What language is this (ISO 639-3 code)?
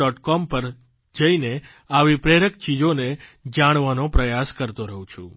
guj